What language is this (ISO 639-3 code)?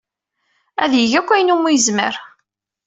kab